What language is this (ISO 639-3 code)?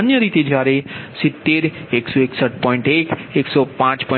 guj